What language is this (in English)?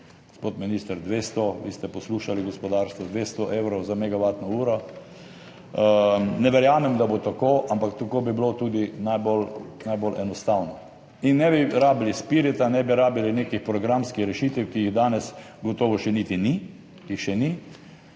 Slovenian